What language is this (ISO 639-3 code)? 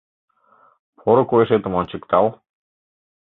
chm